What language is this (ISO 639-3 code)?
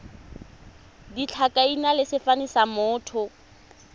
tsn